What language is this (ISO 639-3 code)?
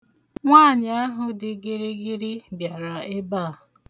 ibo